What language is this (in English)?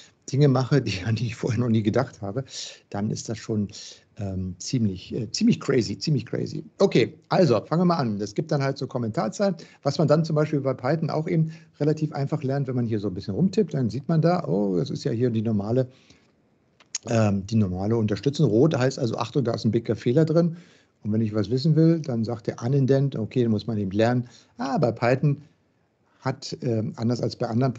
German